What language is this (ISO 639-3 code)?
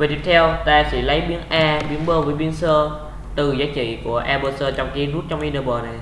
vie